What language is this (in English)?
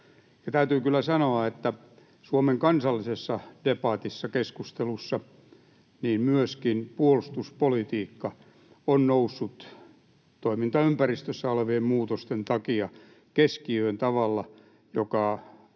Finnish